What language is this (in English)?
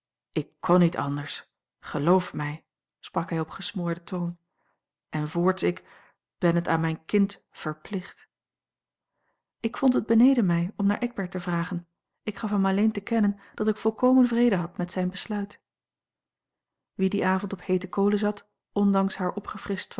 Dutch